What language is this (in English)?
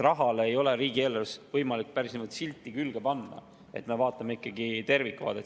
Estonian